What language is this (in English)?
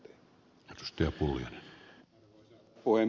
Finnish